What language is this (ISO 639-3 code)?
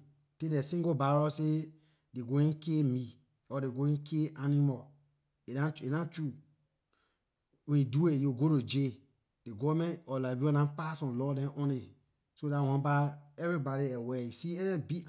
lir